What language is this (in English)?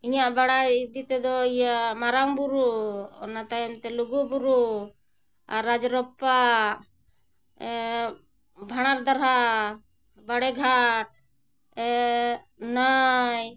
Santali